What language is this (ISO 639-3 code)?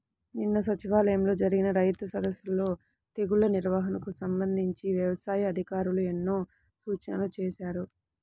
tel